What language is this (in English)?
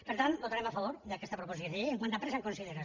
Catalan